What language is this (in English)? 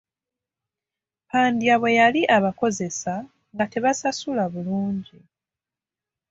Ganda